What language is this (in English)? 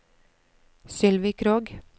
Norwegian